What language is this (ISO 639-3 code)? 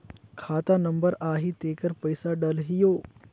hne